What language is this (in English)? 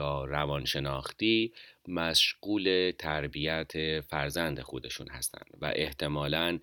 Persian